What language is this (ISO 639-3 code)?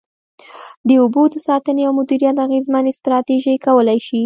pus